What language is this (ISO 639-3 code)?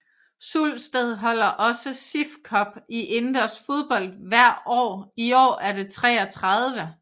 dan